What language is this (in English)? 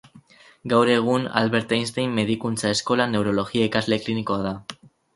Basque